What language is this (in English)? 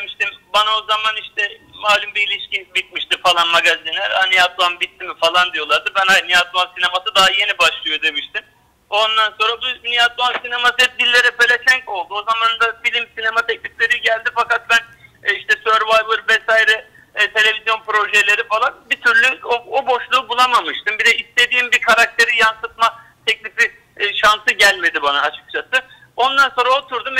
Turkish